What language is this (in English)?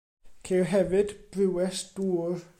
Welsh